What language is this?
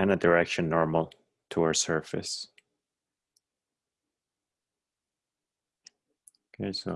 English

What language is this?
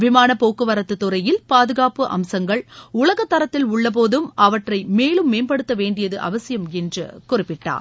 Tamil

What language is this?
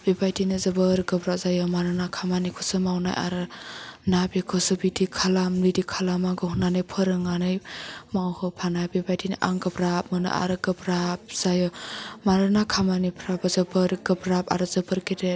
Bodo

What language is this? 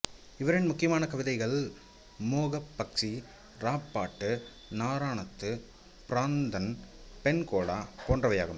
Tamil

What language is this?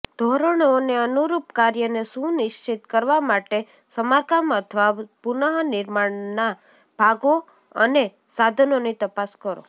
Gujarati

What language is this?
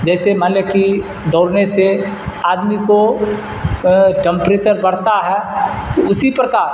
Urdu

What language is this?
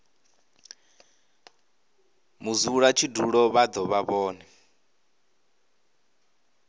Venda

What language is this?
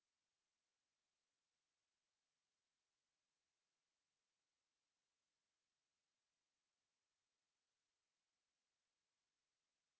Kazakh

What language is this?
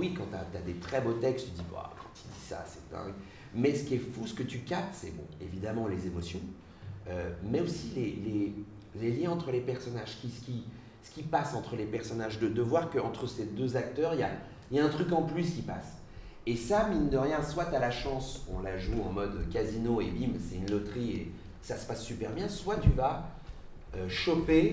French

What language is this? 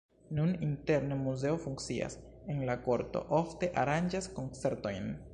Esperanto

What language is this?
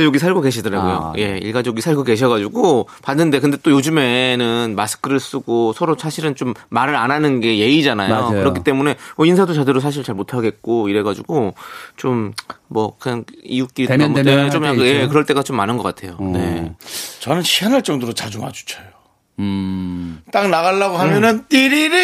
Korean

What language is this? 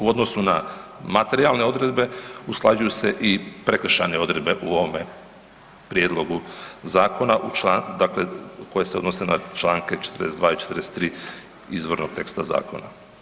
Croatian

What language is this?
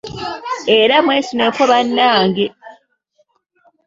Ganda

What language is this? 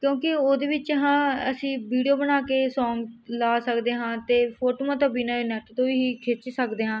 Punjabi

